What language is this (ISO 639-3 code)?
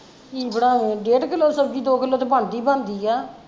pan